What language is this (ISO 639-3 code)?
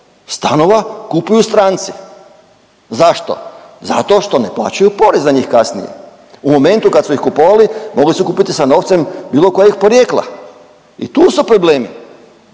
hrv